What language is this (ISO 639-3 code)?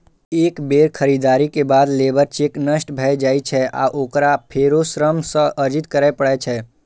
mai